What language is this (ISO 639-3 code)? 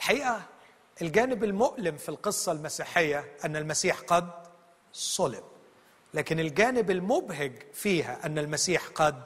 ara